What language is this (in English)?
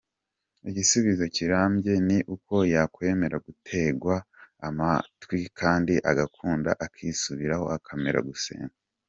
Kinyarwanda